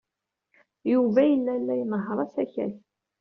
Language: Kabyle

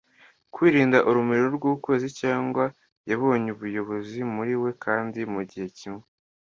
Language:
Kinyarwanda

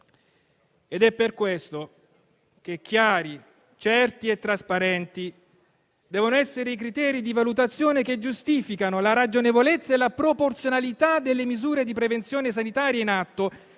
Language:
Italian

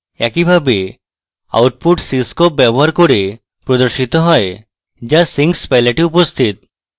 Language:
Bangla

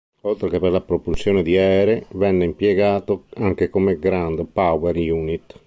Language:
Italian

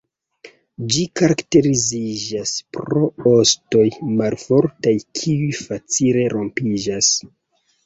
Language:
Esperanto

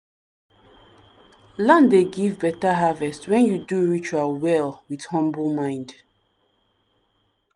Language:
Nigerian Pidgin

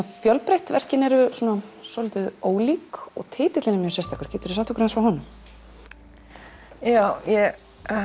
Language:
Icelandic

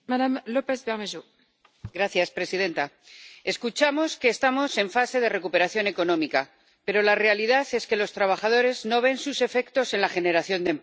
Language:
Spanish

